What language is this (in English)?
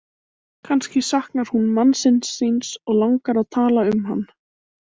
Icelandic